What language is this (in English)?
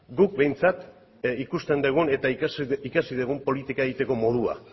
Basque